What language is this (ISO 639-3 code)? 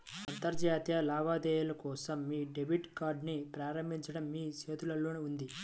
tel